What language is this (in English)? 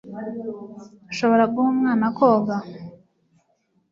Kinyarwanda